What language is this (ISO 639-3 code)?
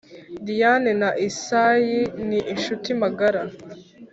kin